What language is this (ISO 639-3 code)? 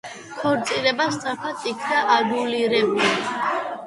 kat